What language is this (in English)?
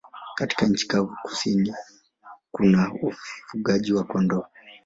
Swahili